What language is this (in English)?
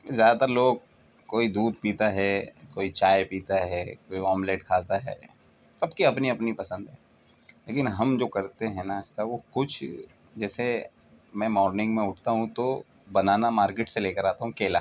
Urdu